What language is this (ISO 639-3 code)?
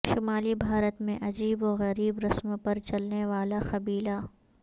urd